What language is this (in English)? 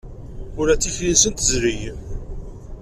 Kabyle